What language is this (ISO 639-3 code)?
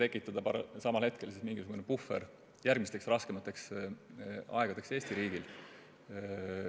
est